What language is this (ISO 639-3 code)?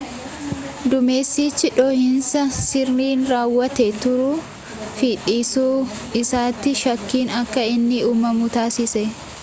orm